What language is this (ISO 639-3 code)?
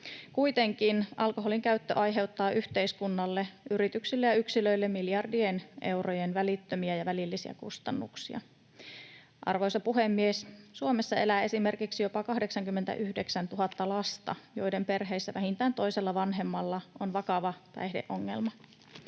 fin